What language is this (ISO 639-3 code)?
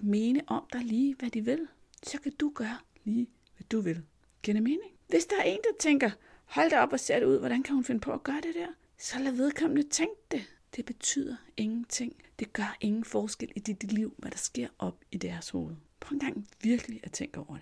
dan